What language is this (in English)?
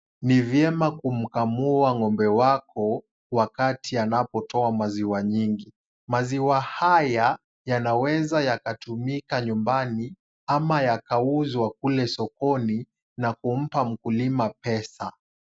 Swahili